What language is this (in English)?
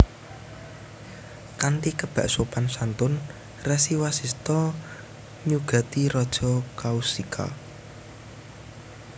Javanese